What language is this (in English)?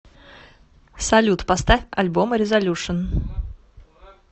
Russian